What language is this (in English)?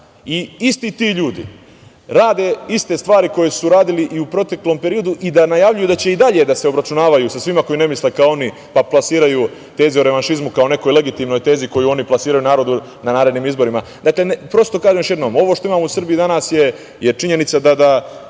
Serbian